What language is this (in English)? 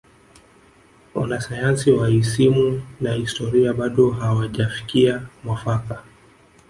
Swahili